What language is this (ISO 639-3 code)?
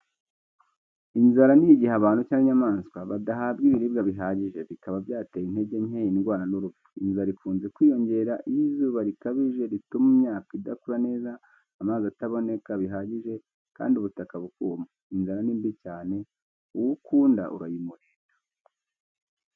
kin